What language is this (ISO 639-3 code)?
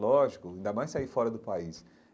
por